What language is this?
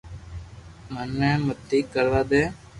Loarki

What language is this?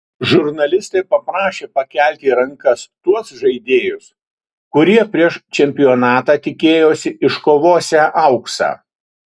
Lithuanian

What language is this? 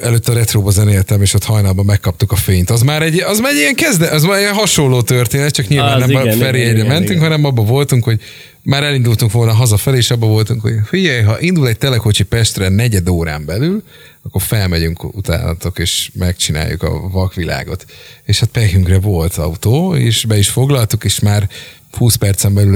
Hungarian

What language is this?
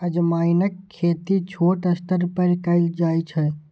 Maithili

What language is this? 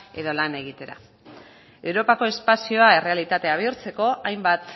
Basque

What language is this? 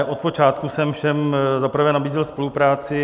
Czech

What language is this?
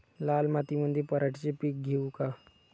Marathi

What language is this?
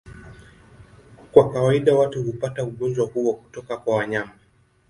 Swahili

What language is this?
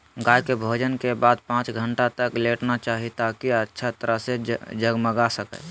Magahi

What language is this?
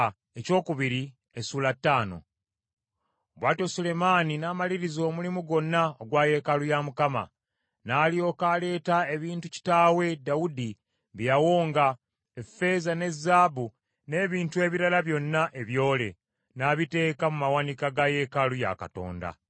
Ganda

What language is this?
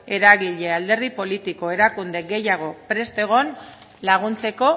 Basque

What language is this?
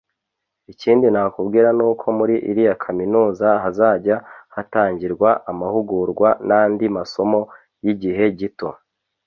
Kinyarwanda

